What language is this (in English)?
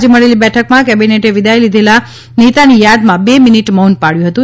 Gujarati